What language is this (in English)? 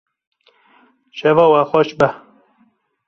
Kurdish